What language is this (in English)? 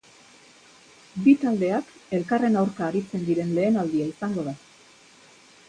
Basque